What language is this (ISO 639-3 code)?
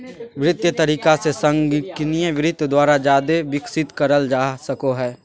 mag